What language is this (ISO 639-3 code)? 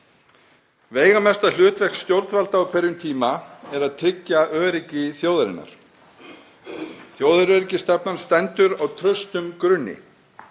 isl